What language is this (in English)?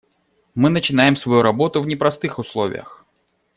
Russian